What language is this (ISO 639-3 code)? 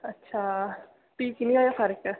doi